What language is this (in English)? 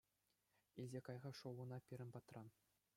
Chuvash